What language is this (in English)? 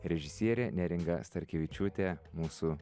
Lithuanian